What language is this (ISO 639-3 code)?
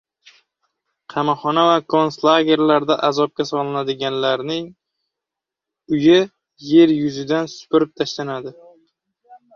uzb